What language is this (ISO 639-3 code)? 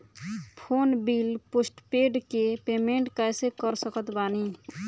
bho